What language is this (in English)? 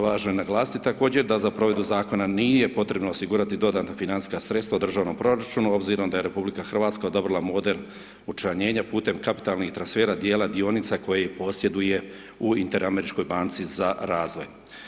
Croatian